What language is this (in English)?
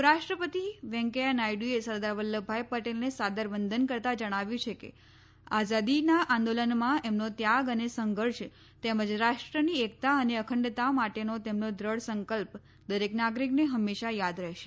Gujarati